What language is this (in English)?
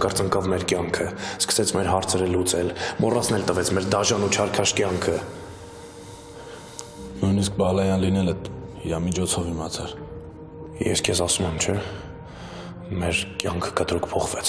Romanian